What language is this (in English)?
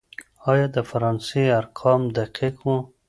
Pashto